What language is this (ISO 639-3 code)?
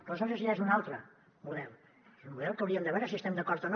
cat